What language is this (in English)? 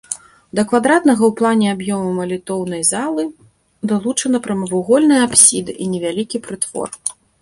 Belarusian